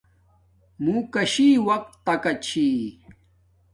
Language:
Domaaki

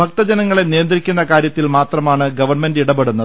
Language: Malayalam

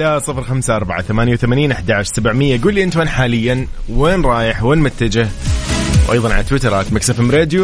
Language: Arabic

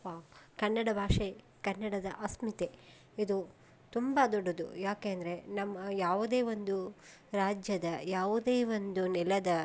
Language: Kannada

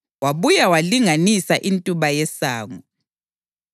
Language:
North Ndebele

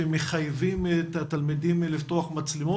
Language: Hebrew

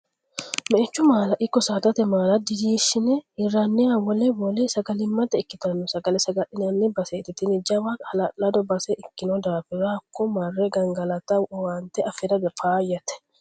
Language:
Sidamo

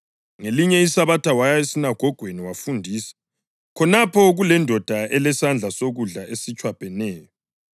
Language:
North Ndebele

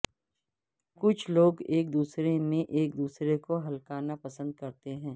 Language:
Urdu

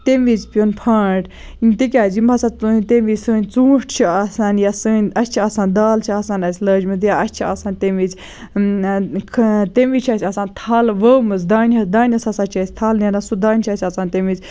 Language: Kashmiri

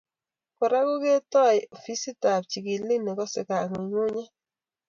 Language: Kalenjin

